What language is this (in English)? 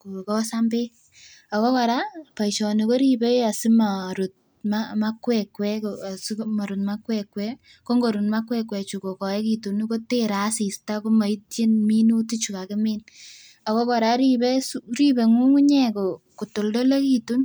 Kalenjin